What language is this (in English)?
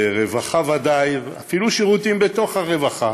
Hebrew